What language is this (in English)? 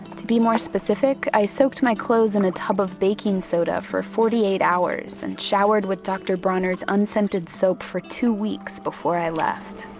English